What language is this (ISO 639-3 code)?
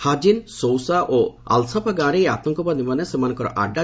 ori